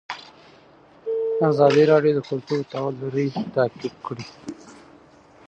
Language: Pashto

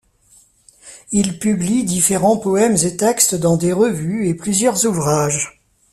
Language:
French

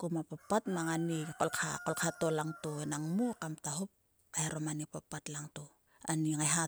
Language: Sulka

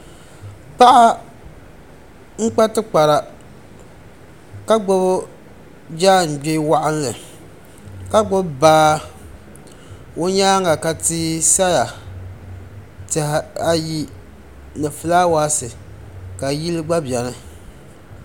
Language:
Dagbani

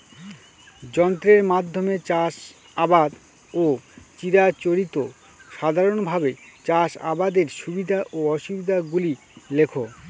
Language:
Bangla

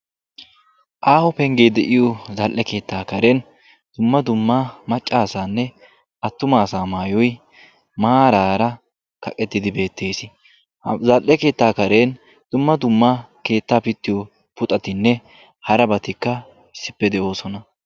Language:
Wolaytta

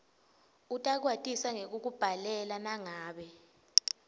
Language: Swati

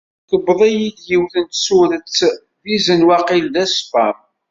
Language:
Kabyle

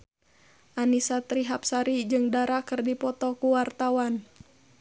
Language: Sundanese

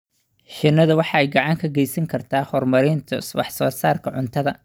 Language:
Somali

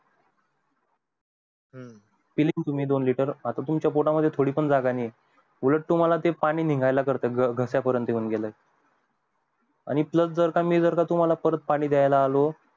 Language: Marathi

